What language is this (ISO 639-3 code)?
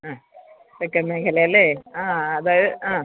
mal